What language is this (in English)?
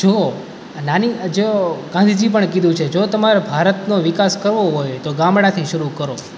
Gujarati